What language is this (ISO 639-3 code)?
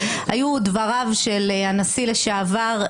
heb